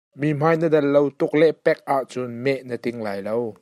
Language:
Hakha Chin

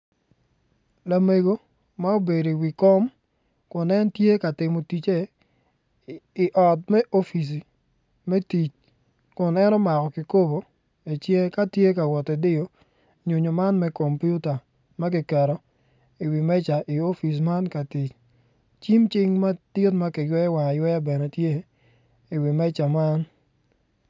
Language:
Acoli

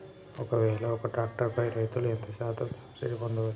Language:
Telugu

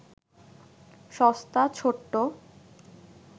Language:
Bangla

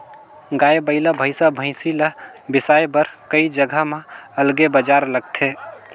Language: Chhattisgarhi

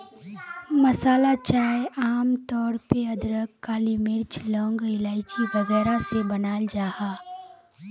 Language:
Magahi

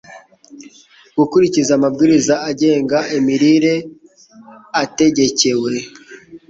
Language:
Kinyarwanda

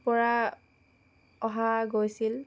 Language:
Assamese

